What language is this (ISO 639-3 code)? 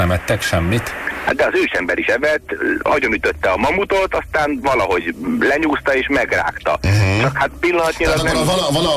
hun